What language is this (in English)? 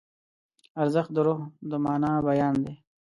Pashto